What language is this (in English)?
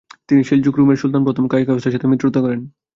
Bangla